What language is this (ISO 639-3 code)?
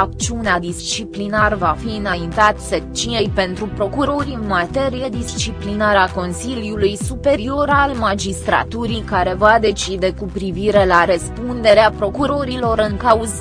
ron